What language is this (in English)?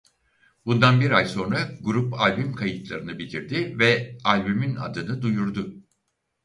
Turkish